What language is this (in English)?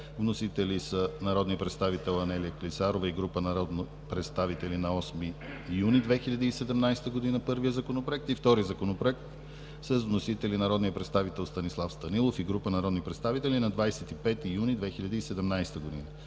Bulgarian